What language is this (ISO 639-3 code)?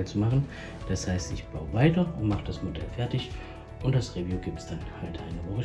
deu